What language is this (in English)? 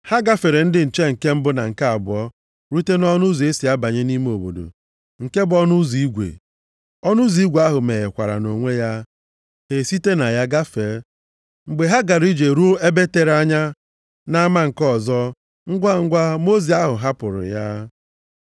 Igbo